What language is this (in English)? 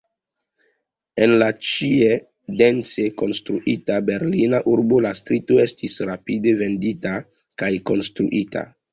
Esperanto